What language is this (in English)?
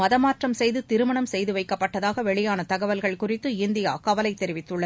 Tamil